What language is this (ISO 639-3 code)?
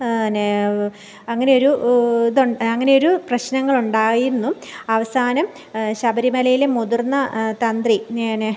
mal